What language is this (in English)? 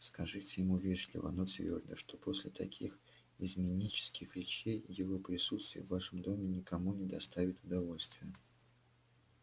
Russian